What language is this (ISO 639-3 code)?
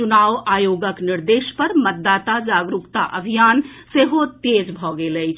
mai